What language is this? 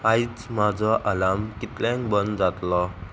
Konkani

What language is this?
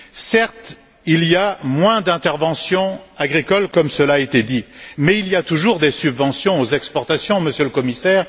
French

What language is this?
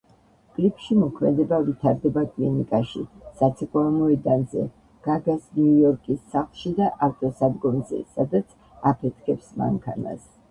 Georgian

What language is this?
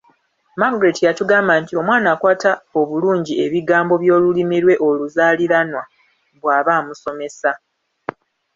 Ganda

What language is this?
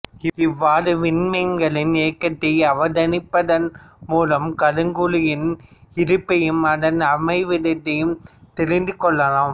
Tamil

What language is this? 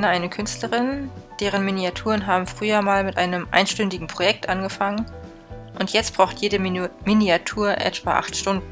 German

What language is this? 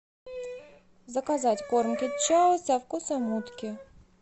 Russian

